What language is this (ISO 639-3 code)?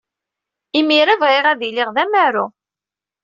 kab